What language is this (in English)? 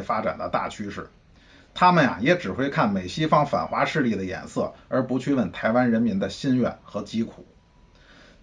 Chinese